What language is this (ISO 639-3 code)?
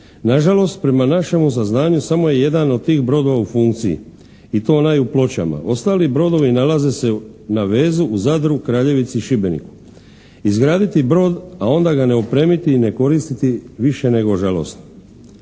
hrv